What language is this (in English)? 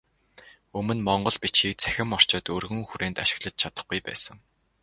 Mongolian